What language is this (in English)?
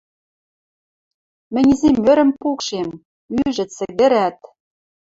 Western Mari